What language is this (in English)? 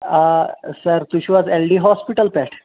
Kashmiri